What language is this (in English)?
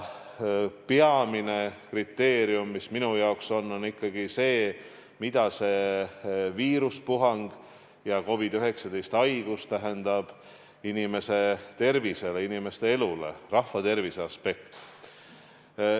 Estonian